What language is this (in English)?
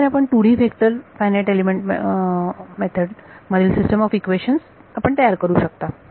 Marathi